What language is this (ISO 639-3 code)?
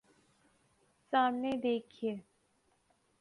urd